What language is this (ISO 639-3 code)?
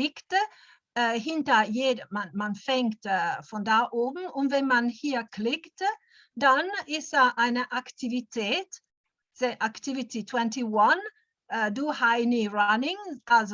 deu